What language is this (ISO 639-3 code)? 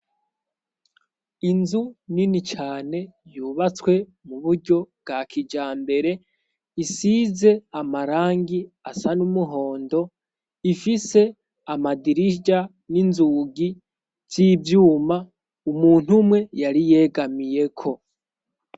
run